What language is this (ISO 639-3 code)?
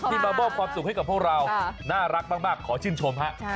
tha